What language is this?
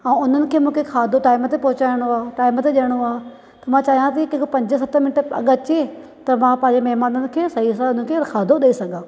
Sindhi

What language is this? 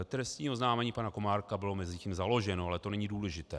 Czech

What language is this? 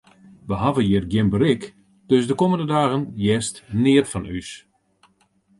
Western Frisian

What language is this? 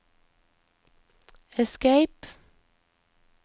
Norwegian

